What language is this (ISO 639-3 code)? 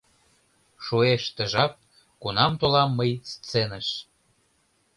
chm